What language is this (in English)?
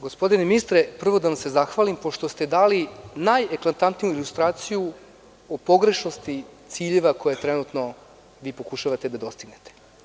Serbian